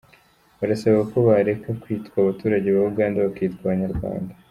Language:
Kinyarwanda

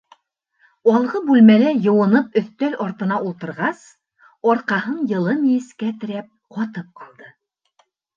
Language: Bashkir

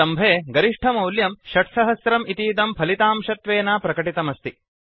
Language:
Sanskrit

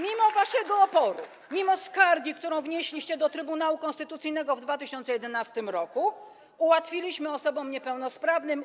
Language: Polish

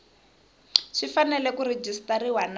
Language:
Tsonga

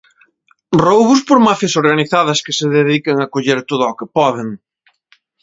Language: Galician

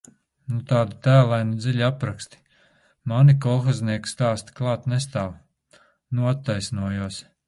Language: Latvian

